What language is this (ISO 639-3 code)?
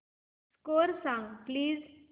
mar